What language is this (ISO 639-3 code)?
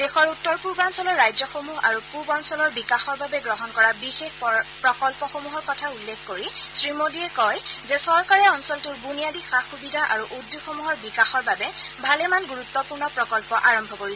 asm